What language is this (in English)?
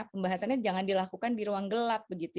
Indonesian